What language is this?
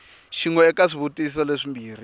Tsonga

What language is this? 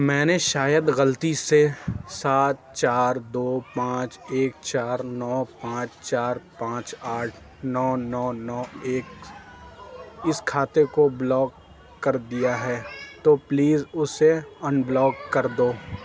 Urdu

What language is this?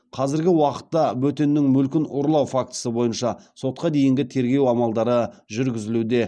Kazakh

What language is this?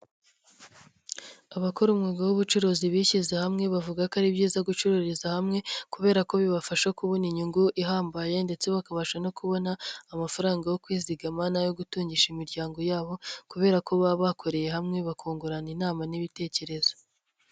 Kinyarwanda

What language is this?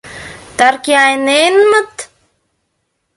Mari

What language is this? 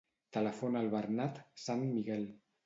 Catalan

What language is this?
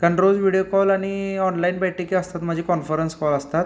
Marathi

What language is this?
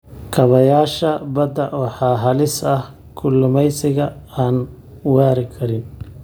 Somali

